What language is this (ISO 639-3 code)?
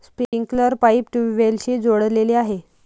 mar